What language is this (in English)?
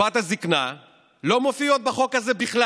Hebrew